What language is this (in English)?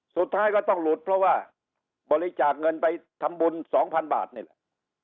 Thai